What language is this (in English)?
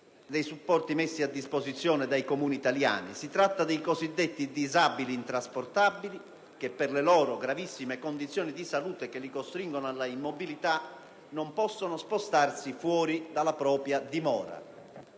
Italian